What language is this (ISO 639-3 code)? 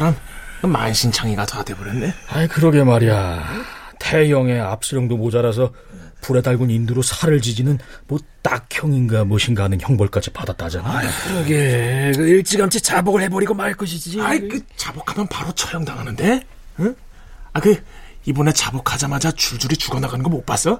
kor